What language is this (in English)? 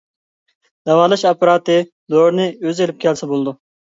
Uyghur